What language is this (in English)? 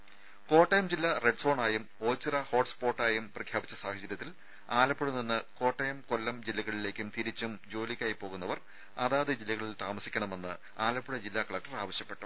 Malayalam